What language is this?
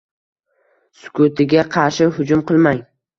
Uzbek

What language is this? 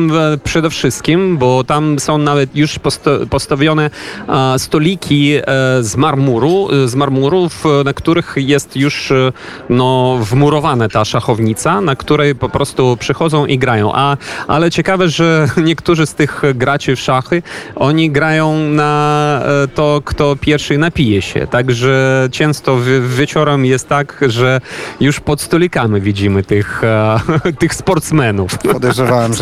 Polish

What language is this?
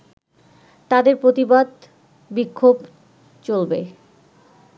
Bangla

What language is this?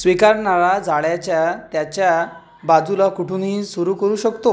Marathi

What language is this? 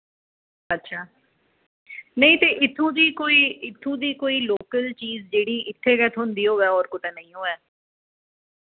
Dogri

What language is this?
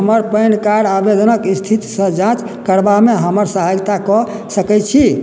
Maithili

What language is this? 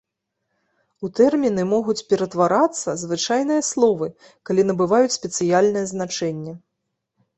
Belarusian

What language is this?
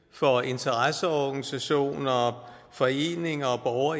Danish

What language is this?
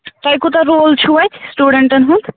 Kashmiri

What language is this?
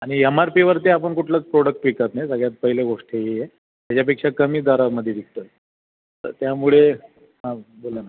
Marathi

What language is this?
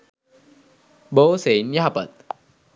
Sinhala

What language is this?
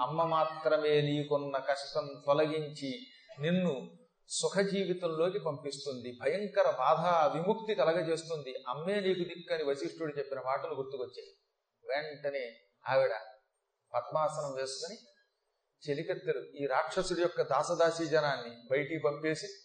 Telugu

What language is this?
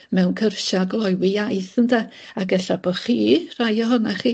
Welsh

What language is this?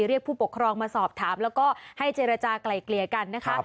Thai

